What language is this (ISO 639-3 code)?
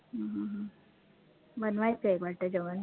mar